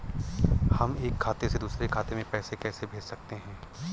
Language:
Hindi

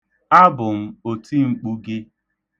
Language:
Igbo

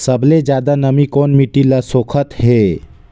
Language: Chhattisgarhi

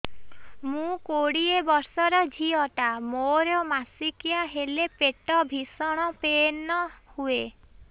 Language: Odia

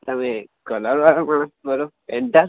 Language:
Gujarati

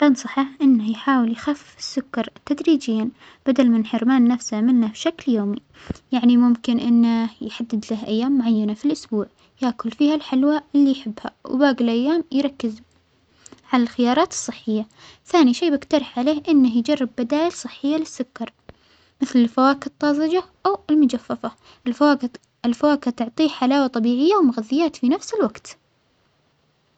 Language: Omani Arabic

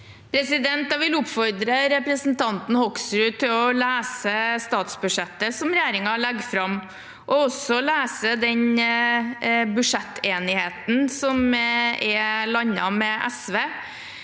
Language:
Norwegian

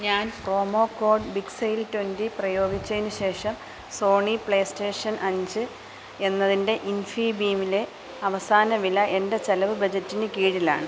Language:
Malayalam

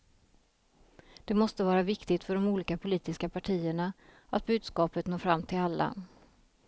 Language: Swedish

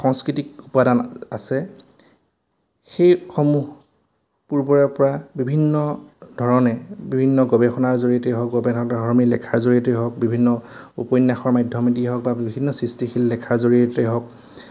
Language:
Assamese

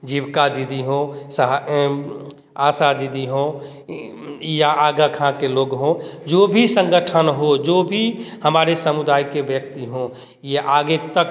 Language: Hindi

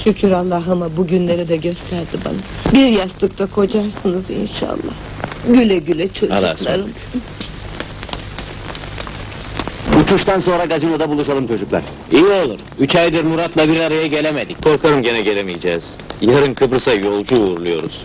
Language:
Turkish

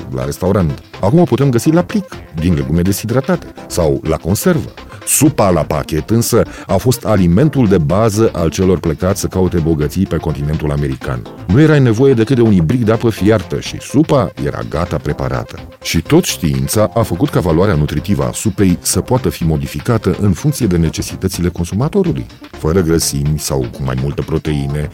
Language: Romanian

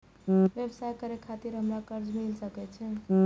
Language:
Maithili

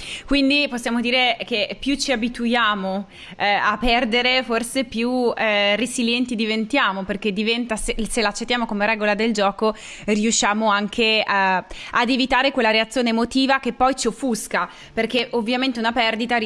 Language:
Italian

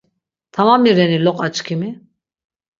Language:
Laz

